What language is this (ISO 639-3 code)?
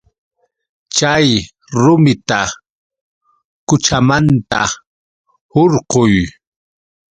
qux